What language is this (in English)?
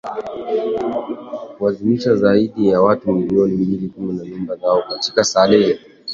Swahili